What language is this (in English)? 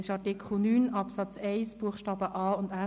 Swiss German